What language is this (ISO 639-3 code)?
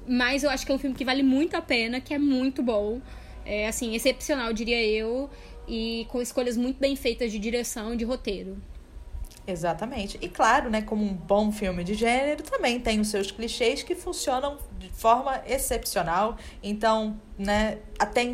por